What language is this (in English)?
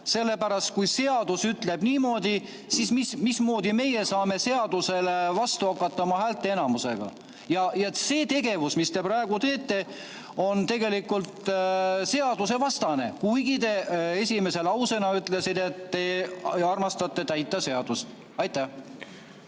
Estonian